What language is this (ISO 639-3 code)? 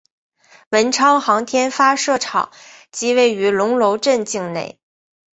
zho